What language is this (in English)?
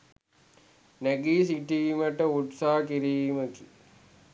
Sinhala